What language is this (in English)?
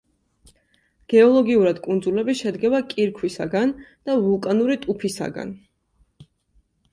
Georgian